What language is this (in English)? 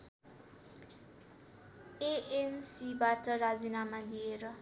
Nepali